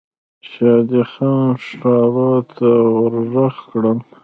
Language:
Pashto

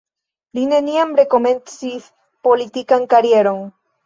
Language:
Esperanto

